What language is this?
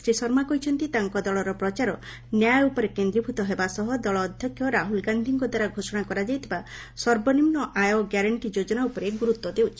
Odia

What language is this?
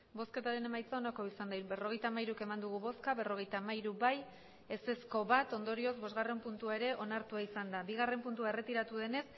Basque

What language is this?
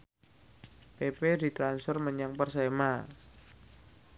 Javanese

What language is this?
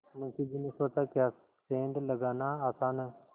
Hindi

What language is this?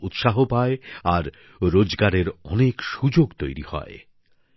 Bangla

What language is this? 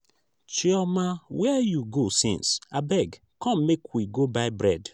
Nigerian Pidgin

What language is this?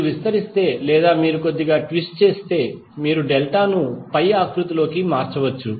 Telugu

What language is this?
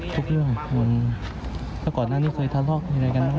Thai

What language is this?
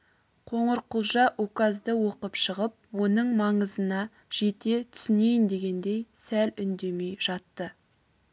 Kazakh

